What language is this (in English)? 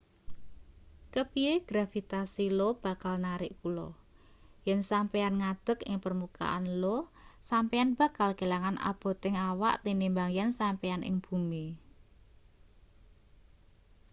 Javanese